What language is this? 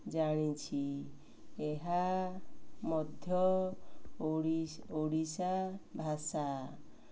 Odia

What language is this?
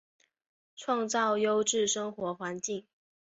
Chinese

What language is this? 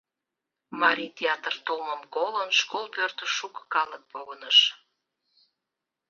Mari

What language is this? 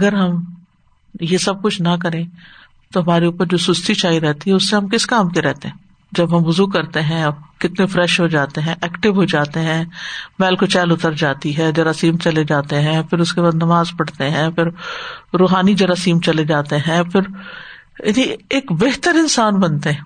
Urdu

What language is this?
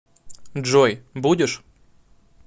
Russian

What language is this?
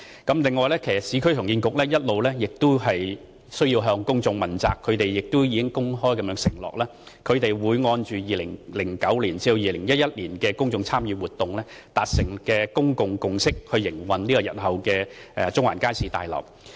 Cantonese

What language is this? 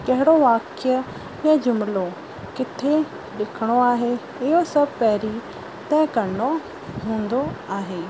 Sindhi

